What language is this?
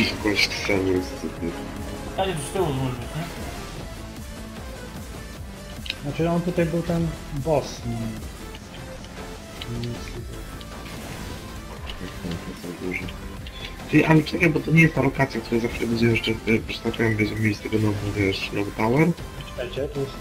Polish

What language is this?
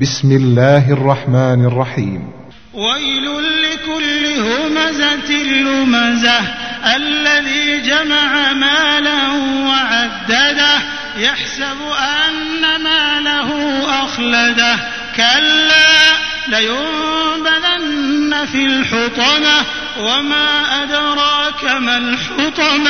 Arabic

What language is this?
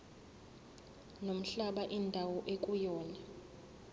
Zulu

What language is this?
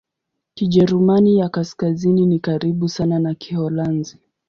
Swahili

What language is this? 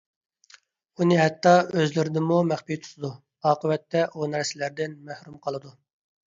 Uyghur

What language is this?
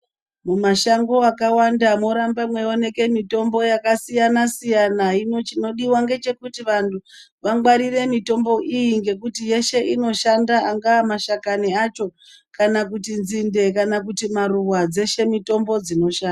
Ndau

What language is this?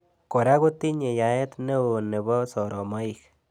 Kalenjin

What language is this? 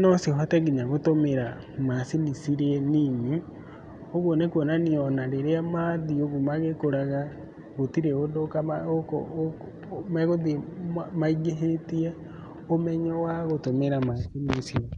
Kikuyu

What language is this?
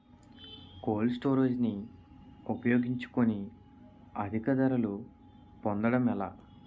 Telugu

